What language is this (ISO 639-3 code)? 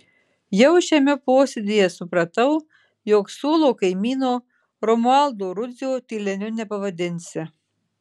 lit